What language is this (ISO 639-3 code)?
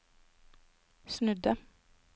nor